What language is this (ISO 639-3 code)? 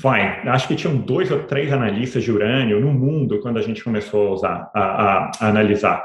por